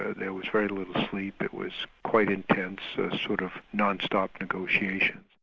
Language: English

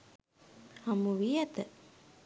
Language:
Sinhala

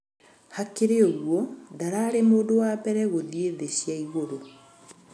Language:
Kikuyu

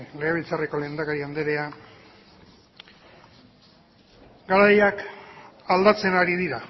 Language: Basque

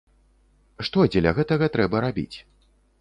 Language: Belarusian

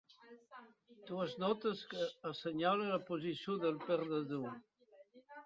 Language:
Catalan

